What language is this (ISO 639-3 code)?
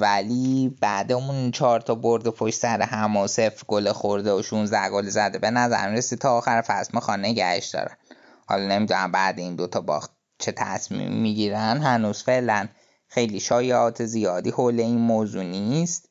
fas